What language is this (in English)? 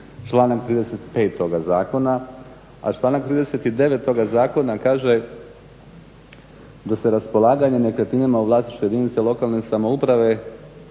Croatian